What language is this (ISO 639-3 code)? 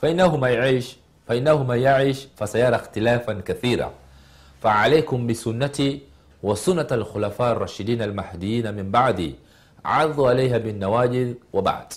swa